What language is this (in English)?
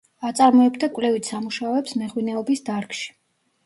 Georgian